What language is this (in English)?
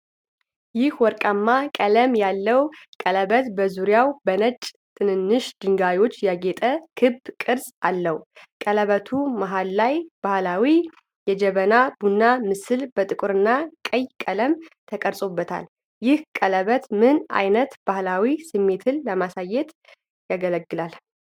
Amharic